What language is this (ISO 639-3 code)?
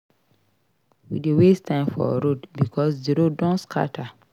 pcm